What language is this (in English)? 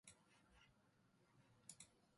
Japanese